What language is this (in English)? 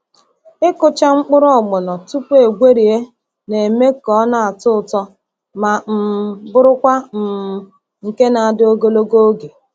Igbo